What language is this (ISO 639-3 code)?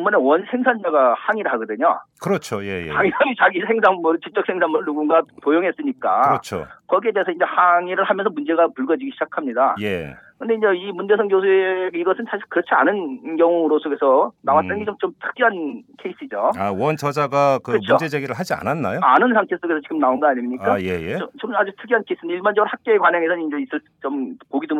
kor